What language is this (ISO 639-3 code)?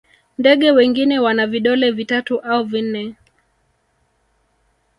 swa